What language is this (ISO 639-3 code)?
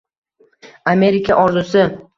uzb